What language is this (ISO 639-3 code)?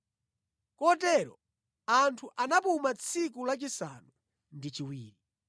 nya